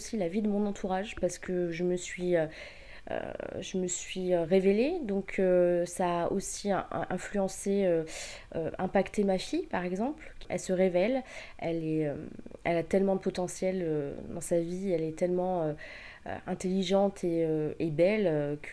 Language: French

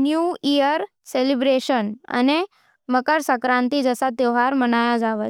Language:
Nimadi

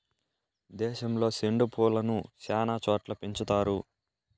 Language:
Telugu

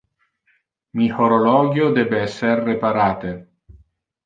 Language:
Interlingua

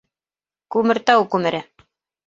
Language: Bashkir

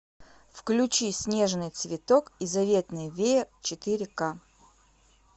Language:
Russian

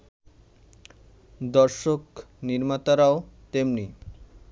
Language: Bangla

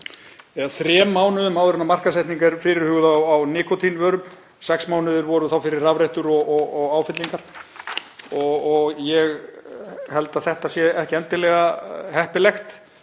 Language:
Icelandic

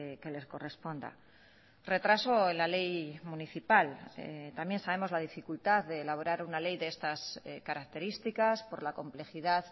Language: Spanish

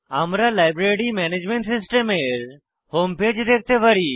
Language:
Bangla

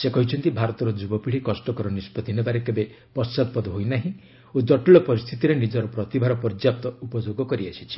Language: Odia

